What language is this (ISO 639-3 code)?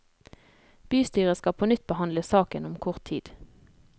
nor